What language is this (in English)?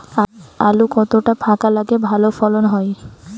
Bangla